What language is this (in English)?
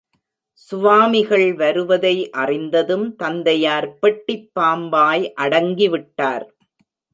Tamil